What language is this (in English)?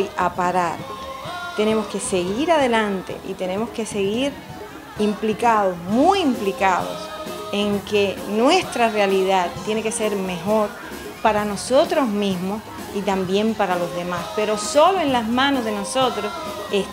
Spanish